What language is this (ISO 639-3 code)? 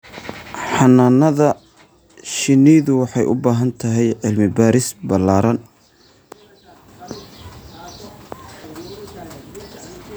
som